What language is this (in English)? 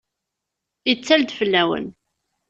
Kabyle